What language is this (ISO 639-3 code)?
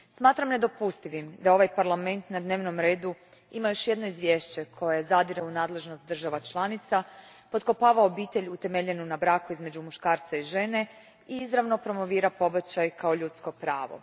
hrv